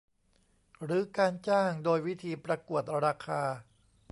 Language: Thai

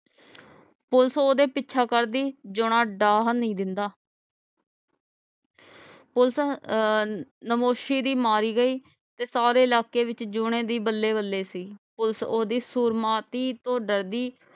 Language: Punjabi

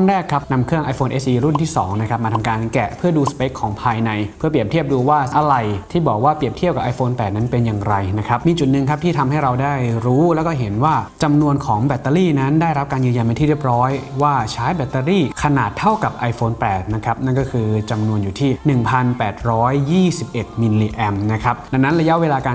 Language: Thai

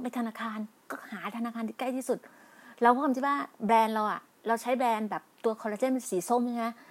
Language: Thai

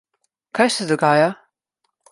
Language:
Slovenian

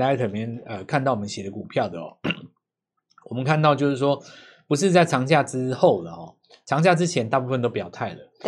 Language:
Chinese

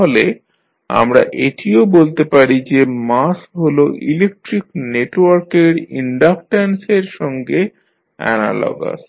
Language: Bangla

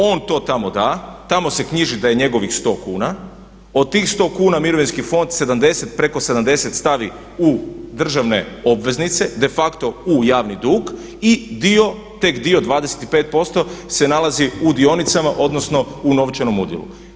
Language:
Croatian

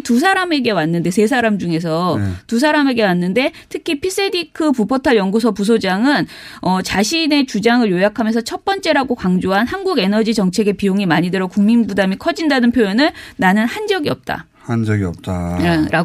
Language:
Korean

